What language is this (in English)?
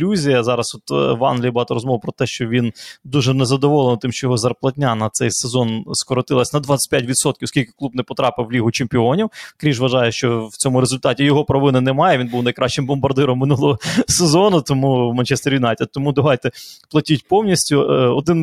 Ukrainian